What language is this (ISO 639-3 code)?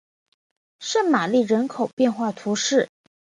zho